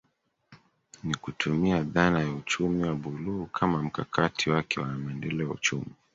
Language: Swahili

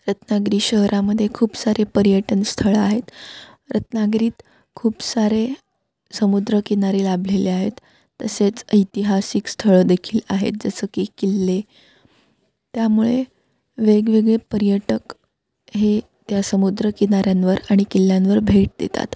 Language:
Marathi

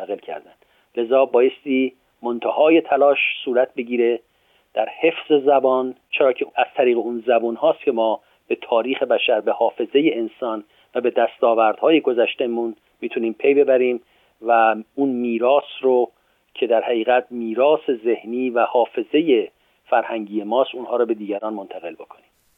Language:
Persian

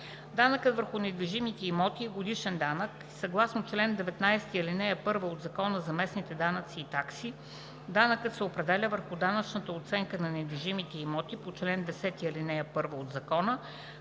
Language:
Bulgarian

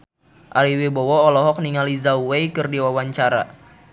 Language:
Sundanese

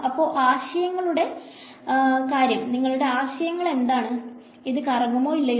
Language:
Malayalam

